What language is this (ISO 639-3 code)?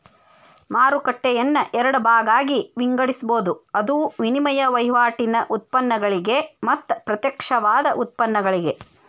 kan